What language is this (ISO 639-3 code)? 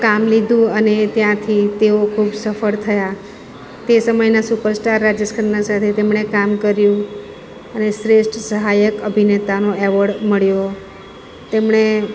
guj